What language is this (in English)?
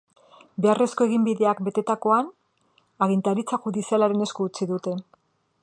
Basque